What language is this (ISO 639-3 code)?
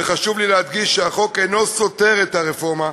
heb